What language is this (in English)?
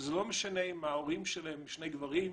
Hebrew